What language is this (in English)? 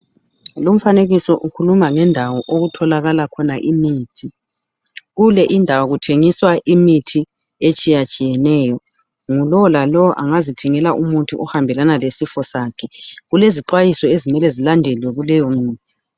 North Ndebele